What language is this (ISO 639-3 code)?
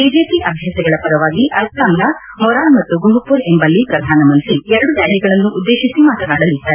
kan